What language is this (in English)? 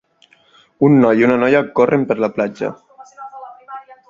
Catalan